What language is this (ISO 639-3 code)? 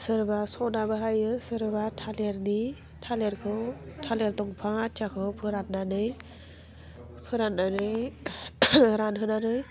brx